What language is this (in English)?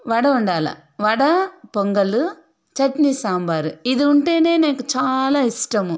Telugu